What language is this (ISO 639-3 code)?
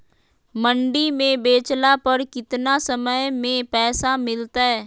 mag